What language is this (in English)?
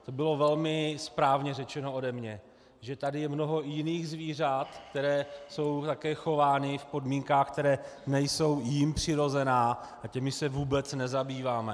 Czech